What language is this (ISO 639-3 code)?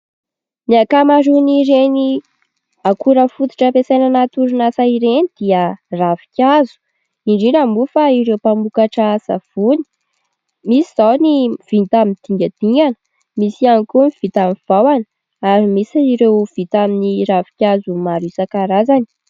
mlg